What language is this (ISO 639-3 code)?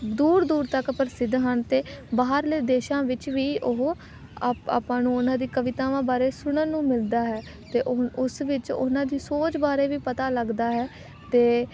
pan